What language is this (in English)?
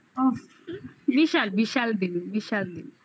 Bangla